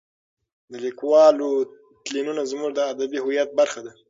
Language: Pashto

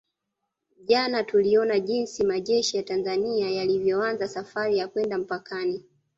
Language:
Swahili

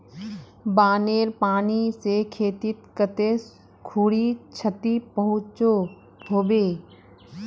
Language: Magahi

